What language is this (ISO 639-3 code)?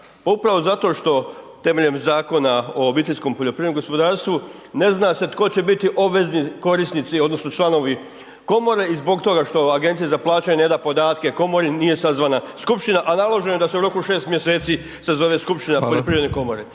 hrv